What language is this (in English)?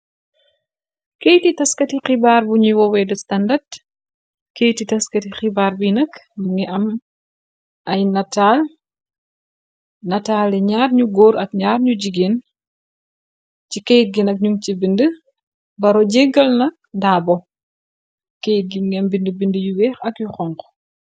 Wolof